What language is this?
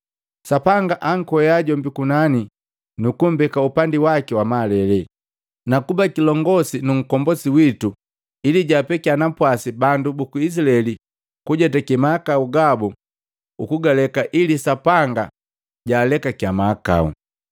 Matengo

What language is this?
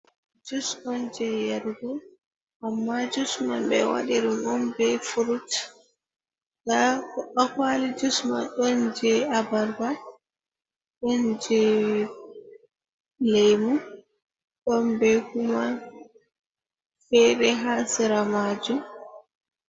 Fula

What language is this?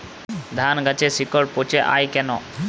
Bangla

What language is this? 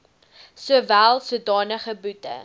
Afrikaans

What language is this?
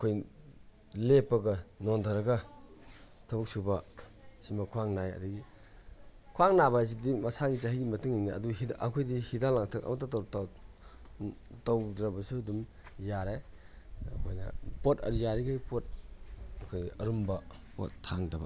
Manipuri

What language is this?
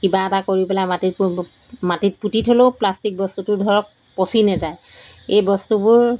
Assamese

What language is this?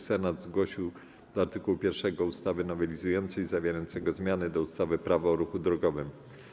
Polish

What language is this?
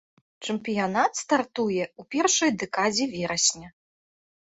Belarusian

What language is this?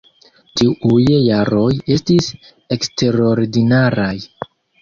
Esperanto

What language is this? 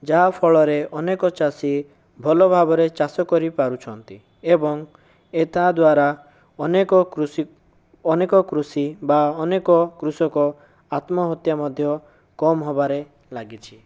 Odia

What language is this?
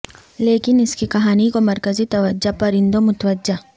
Urdu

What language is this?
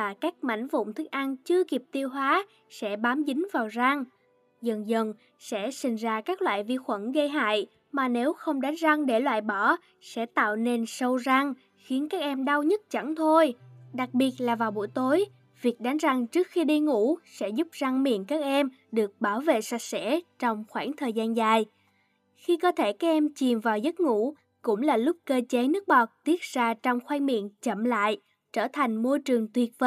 Vietnamese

